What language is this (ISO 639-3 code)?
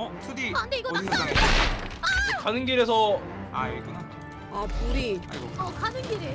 kor